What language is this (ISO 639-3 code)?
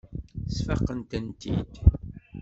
kab